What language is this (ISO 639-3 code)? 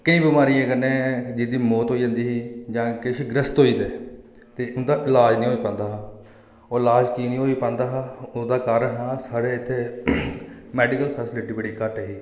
doi